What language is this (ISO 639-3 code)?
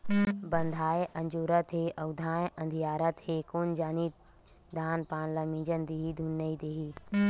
hne